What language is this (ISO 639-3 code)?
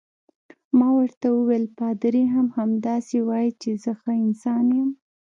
pus